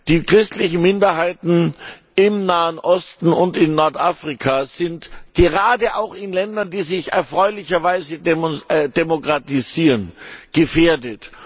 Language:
German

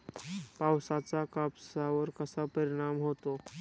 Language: Marathi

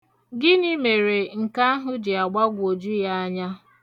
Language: Igbo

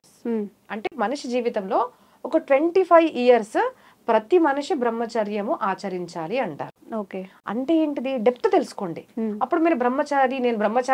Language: Telugu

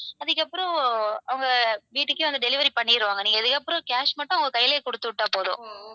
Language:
Tamil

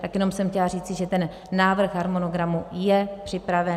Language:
Czech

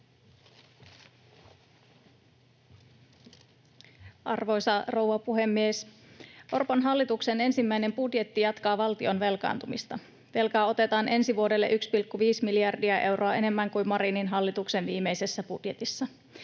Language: Finnish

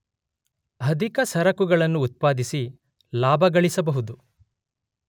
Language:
Kannada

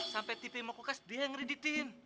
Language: Indonesian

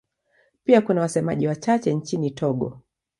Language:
Swahili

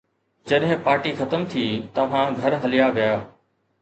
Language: Sindhi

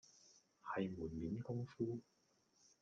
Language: Cantonese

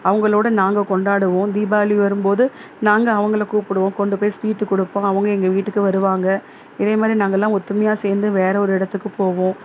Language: Tamil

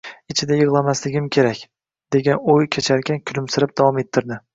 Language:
Uzbek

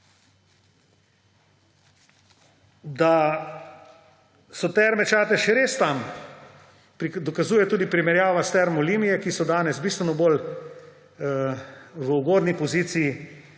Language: Slovenian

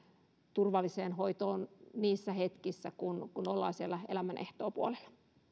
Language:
Finnish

